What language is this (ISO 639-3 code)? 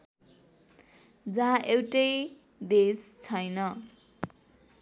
nep